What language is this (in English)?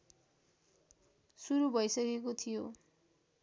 Nepali